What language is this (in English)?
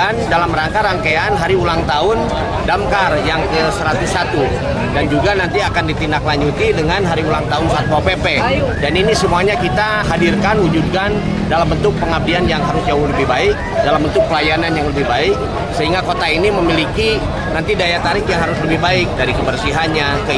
Indonesian